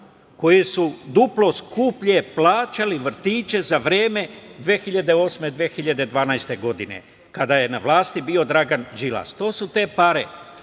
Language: Serbian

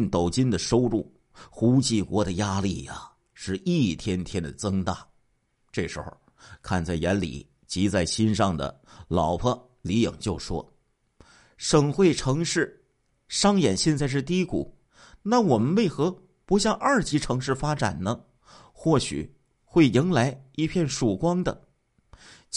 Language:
Chinese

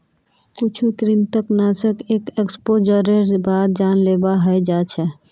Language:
Magahi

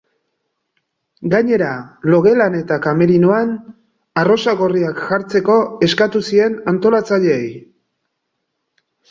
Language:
Basque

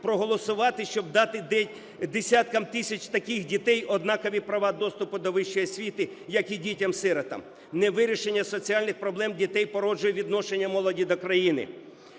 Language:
Ukrainian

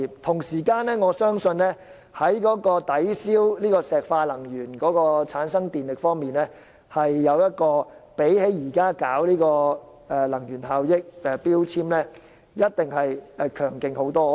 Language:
Cantonese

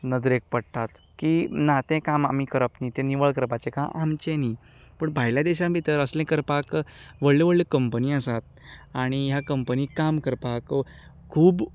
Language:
Konkani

